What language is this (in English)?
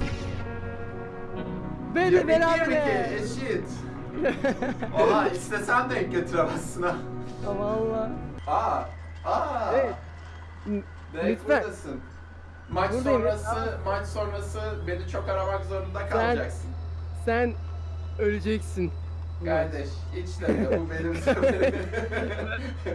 Turkish